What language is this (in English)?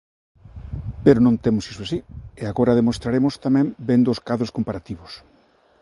Galician